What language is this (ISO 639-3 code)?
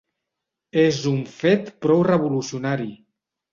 cat